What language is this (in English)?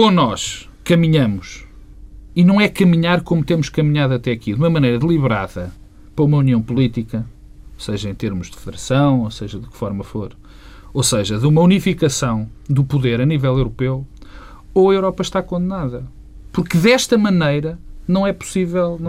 Portuguese